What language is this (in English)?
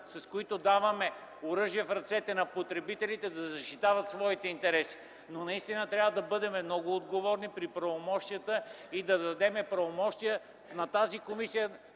Bulgarian